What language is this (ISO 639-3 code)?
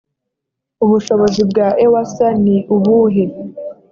kin